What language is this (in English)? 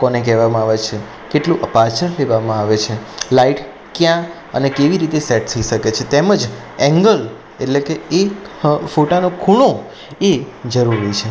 Gujarati